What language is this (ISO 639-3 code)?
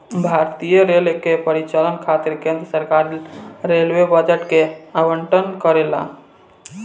bho